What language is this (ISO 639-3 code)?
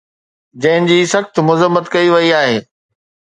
snd